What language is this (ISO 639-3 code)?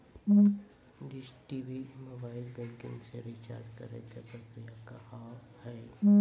mai